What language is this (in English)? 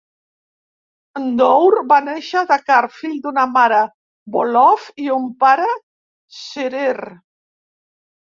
Catalan